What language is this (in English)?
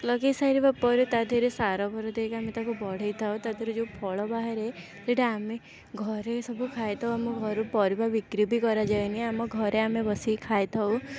Odia